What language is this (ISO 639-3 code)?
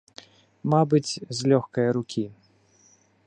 bel